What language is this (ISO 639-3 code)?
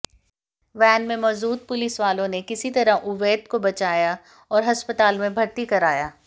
hin